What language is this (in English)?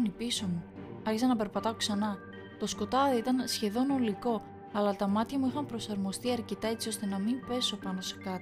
Greek